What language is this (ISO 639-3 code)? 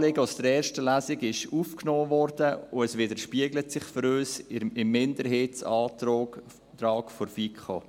gsw